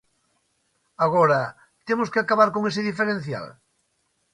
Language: Galician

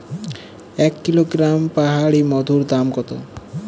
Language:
Bangla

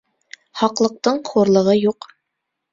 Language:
Bashkir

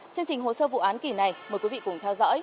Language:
Vietnamese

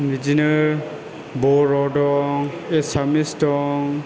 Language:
Bodo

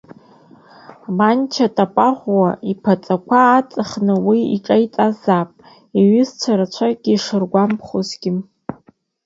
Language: Abkhazian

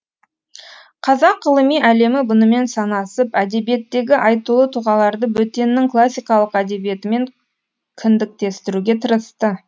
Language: Kazakh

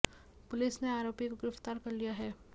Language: Hindi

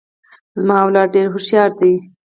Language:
Pashto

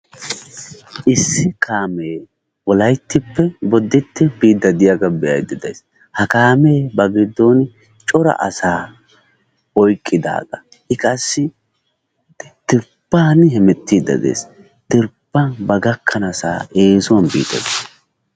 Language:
Wolaytta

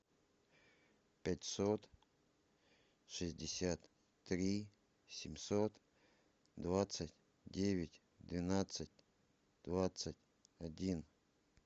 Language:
Russian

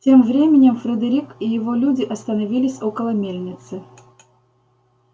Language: Russian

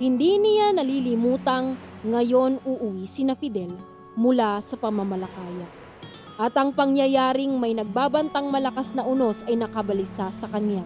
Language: Filipino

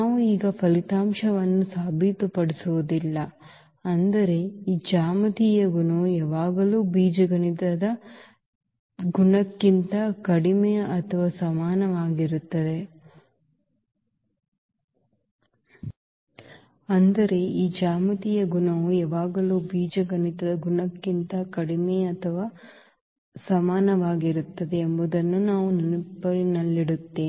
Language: Kannada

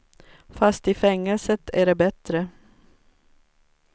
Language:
Swedish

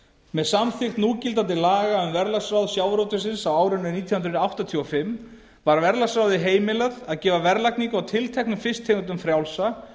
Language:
Icelandic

